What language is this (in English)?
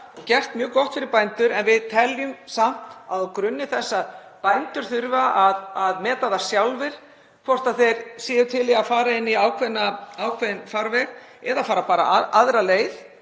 Icelandic